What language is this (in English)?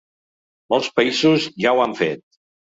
Catalan